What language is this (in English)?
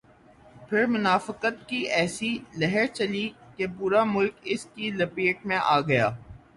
Urdu